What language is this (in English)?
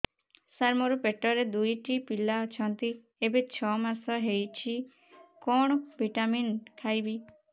Odia